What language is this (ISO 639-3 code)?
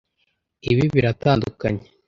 kin